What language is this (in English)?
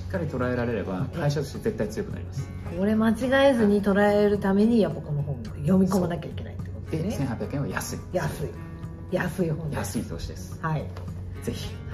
Japanese